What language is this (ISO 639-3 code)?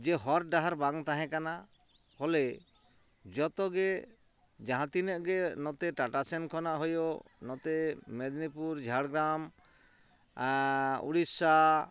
sat